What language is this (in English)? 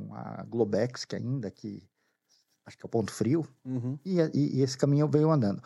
Portuguese